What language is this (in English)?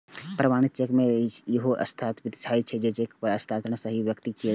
Maithili